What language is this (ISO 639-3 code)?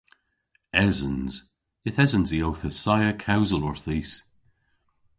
cor